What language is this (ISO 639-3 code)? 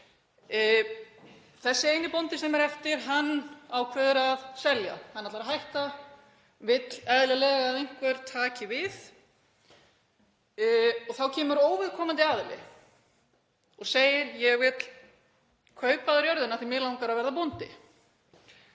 isl